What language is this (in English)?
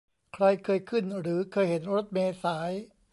Thai